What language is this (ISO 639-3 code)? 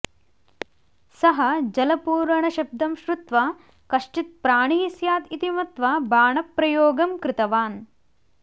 san